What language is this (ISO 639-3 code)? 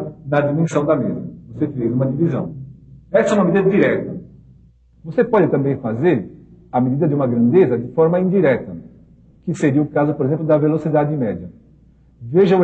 por